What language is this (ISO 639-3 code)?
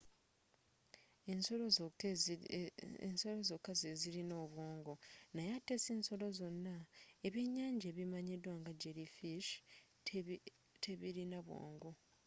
lug